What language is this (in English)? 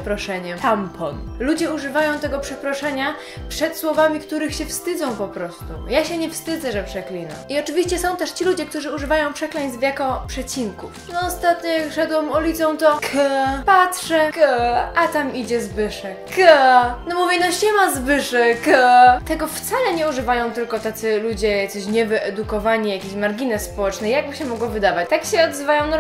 Polish